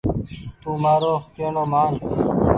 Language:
Goaria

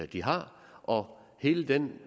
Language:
Danish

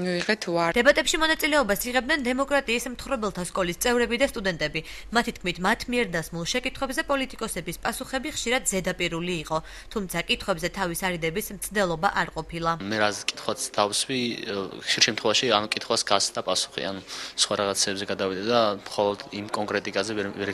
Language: Turkish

